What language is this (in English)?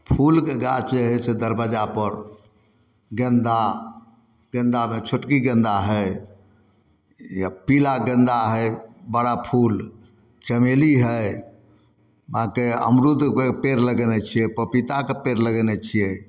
Maithili